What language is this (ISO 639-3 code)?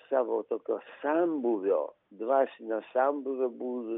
lit